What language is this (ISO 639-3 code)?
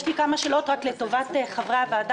heb